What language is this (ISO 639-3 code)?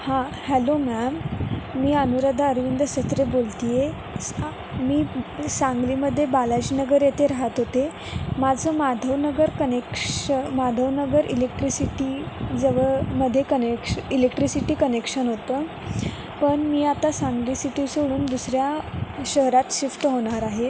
mar